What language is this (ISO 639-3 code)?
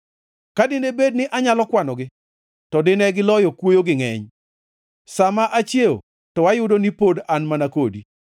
luo